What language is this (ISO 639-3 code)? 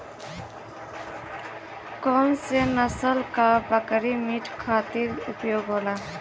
bho